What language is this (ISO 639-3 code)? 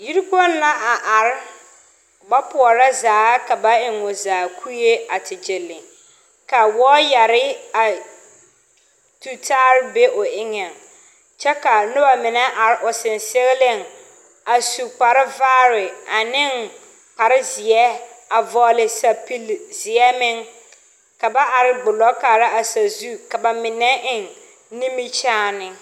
dga